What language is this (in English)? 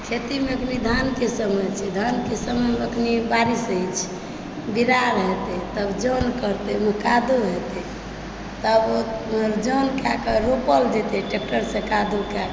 Maithili